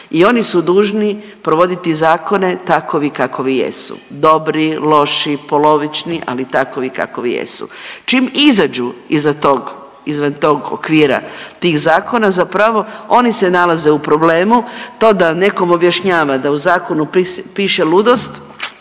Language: Croatian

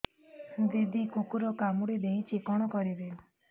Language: Odia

